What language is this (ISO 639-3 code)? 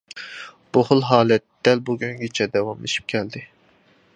uig